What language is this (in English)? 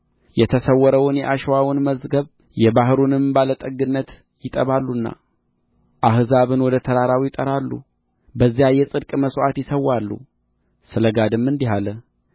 Amharic